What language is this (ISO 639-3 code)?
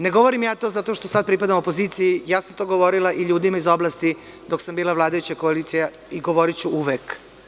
srp